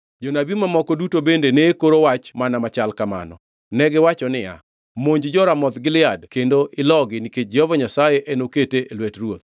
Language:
Luo (Kenya and Tanzania)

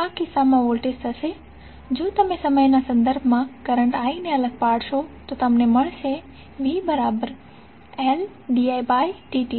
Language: Gujarati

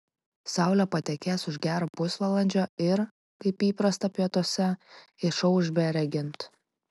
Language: Lithuanian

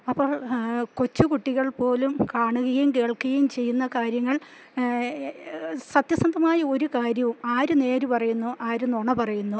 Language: Malayalam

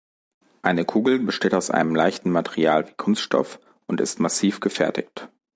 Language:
German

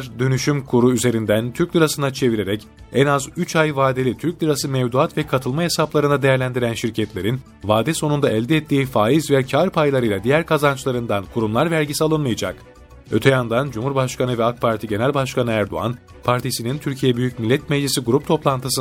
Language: Turkish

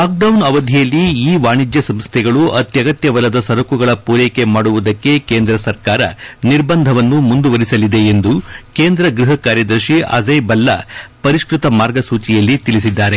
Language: Kannada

